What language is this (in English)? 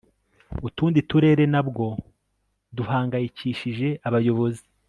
Kinyarwanda